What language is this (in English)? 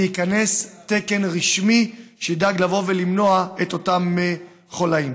Hebrew